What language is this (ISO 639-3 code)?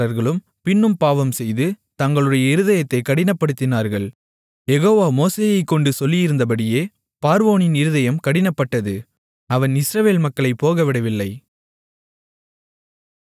tam